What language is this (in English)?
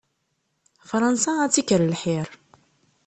Kabyle